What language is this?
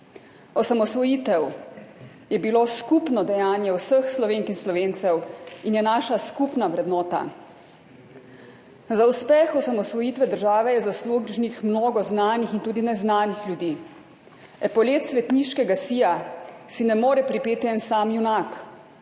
Slovenian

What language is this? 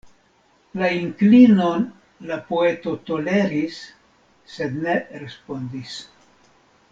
Esperanto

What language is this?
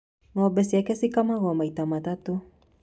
Kikuyu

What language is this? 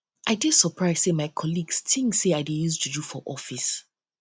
Nigerian Pidgin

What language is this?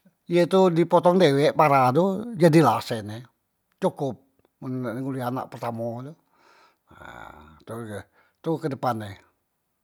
Musi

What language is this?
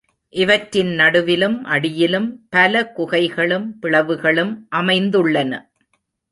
Tamil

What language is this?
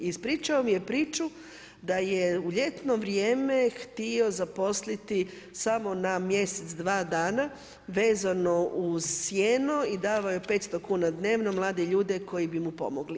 Croatian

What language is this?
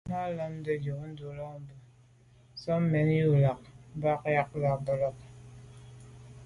Medumba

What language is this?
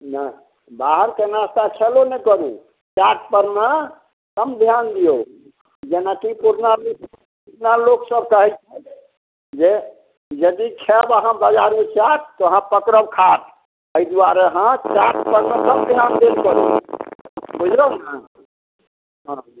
Maithili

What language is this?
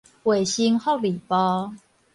Min Nan Chinese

